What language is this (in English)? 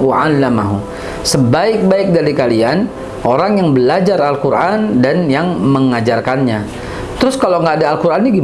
Indonesian